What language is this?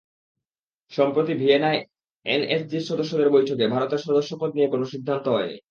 Bangla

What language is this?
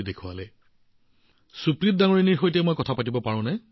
Assamese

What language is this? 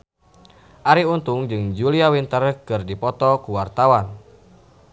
Sundanese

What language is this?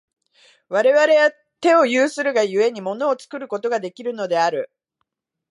Japanese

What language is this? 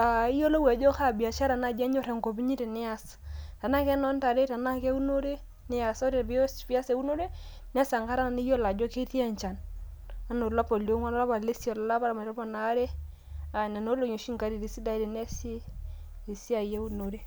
Masai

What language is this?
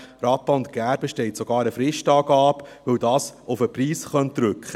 Swiss German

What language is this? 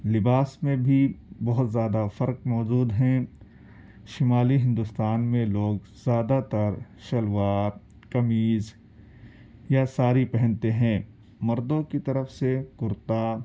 Urdu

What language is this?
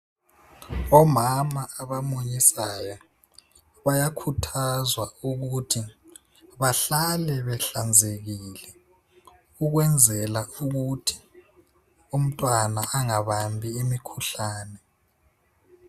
North Ndebele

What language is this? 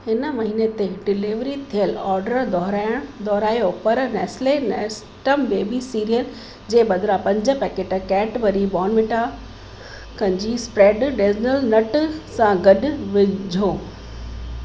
Sindhi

